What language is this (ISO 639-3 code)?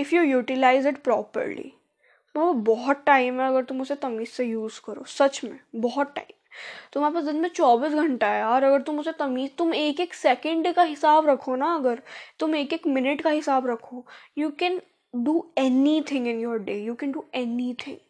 hin